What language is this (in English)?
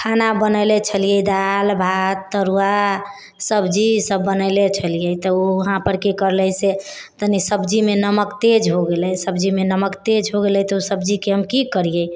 Maithili